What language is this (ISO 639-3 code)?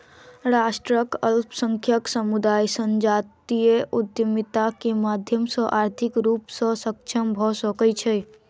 mai